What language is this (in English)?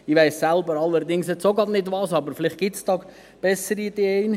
Swiss German